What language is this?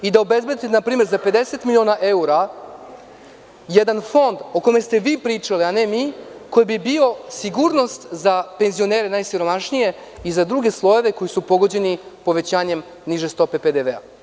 Serbian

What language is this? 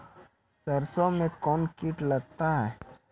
Maithili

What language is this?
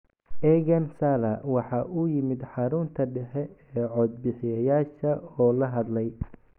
Somali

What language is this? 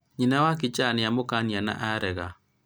Kikuyu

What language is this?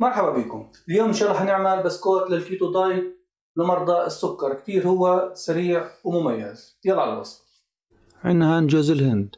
Arabic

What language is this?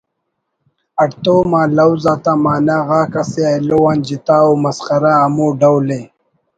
Brahui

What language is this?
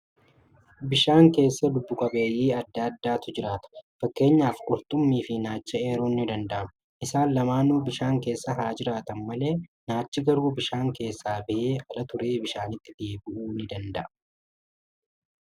Oromo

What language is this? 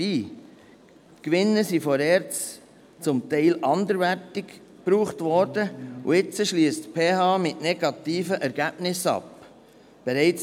Swiss German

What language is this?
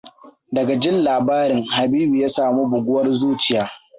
Hausa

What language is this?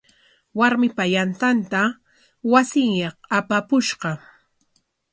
Corongo Ancash Quechua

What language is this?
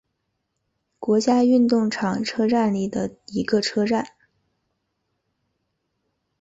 Chinese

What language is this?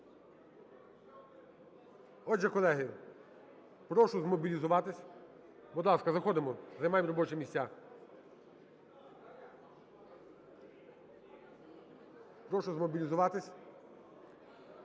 Ukrainian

